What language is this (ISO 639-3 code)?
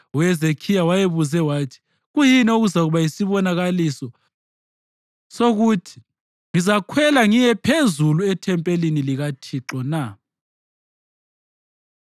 nde